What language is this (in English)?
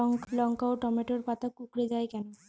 Bangla